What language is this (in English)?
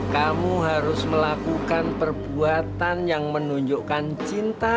Indonesian